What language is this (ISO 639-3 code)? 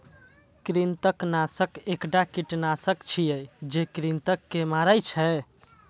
mai